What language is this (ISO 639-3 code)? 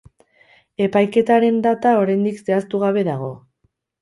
eus